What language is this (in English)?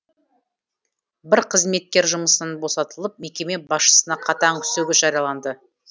Kazakh